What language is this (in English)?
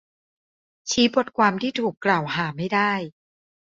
Thai